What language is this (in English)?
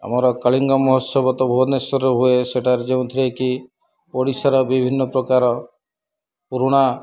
Odia